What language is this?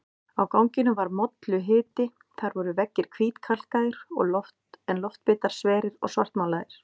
Icelandic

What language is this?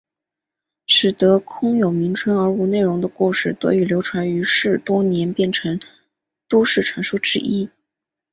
Chinese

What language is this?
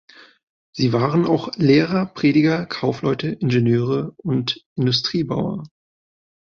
German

